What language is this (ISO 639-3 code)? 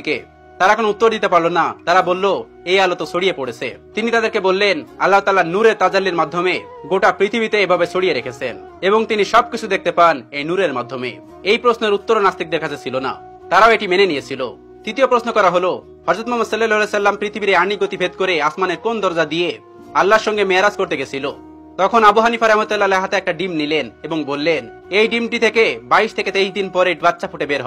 ara